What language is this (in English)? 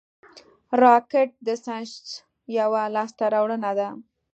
Pashto